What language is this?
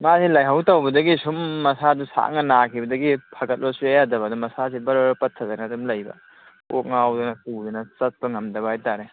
Manipuri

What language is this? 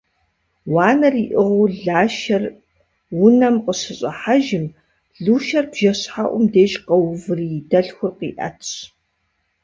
Kabardian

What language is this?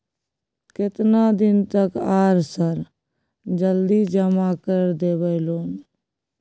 Maithili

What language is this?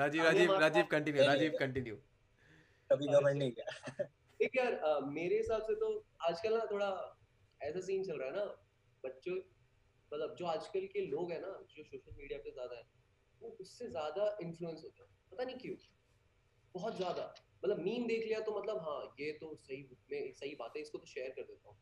Hindi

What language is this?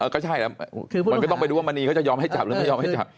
Thai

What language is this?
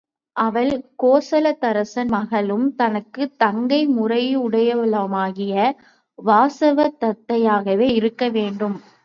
Tamil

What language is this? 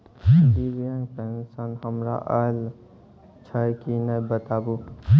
Maithili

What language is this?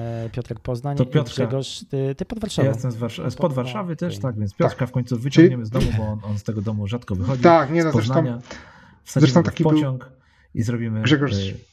Polish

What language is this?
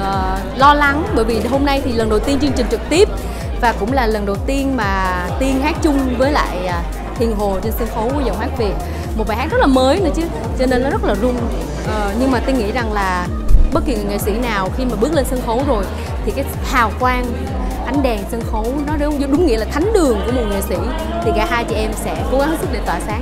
Vietnamese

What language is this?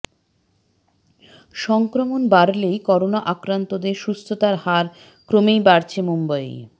Bangla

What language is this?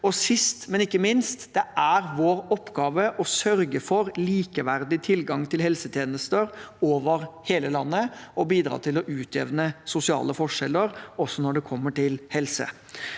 Norwegian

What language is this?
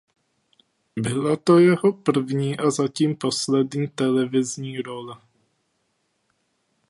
Czech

